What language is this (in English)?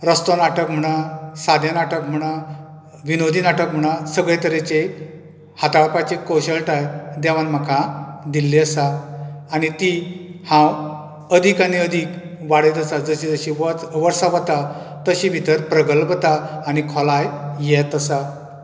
Konkani